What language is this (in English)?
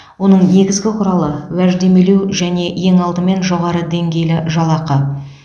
Kazakh